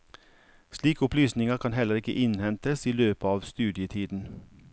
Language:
Norwegian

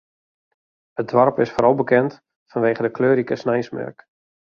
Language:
Western Frisian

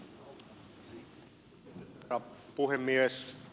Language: Finnish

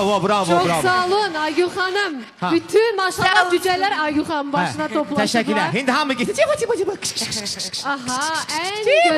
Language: Turkish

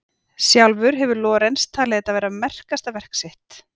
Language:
Icelandic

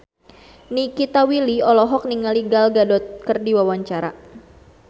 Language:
Sundanese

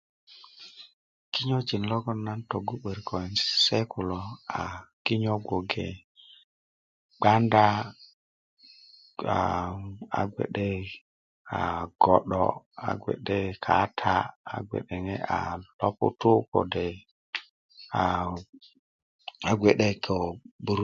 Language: Kuku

